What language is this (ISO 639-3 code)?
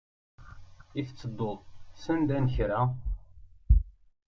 kab